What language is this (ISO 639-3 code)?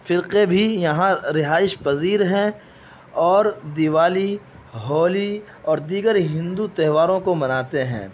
urd